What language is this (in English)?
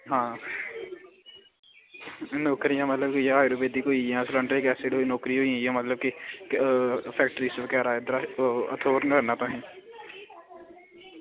Dogri